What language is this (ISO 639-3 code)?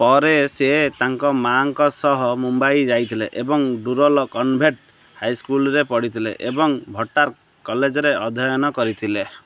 ori